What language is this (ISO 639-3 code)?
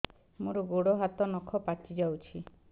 ori